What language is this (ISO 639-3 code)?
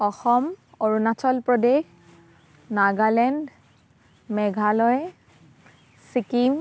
asm